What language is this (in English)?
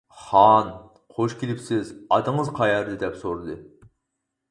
Uyghur